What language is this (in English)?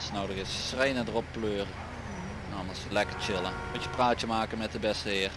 Dutch